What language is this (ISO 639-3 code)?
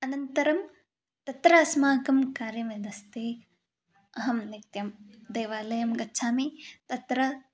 san